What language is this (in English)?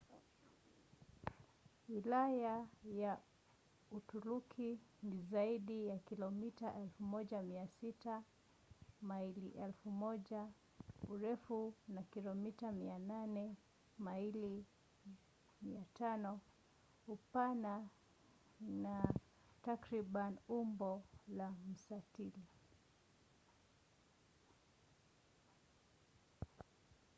Swahili